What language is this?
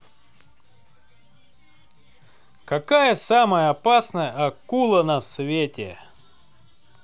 Russian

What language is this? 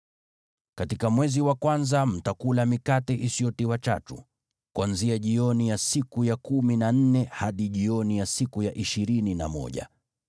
Swahili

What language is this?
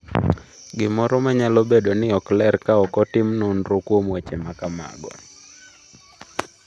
Luo (Kenya and Tanzania)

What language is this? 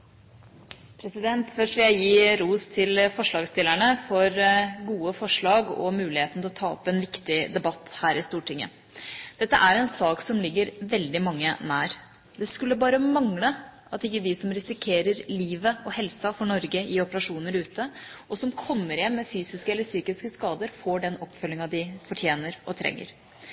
Norwegian Bokmål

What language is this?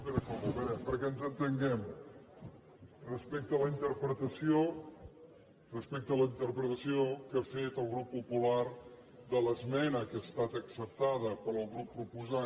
Catalan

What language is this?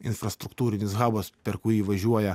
Lithuanian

